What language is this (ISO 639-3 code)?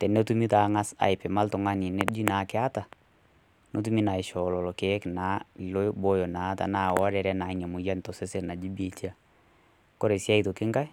mas